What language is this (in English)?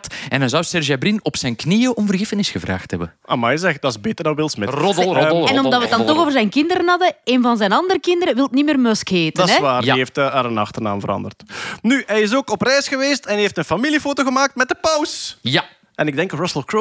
Dutch